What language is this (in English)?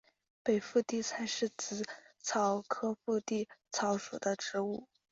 Chinese